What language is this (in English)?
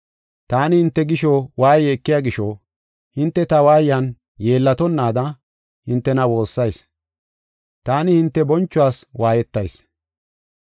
Gofa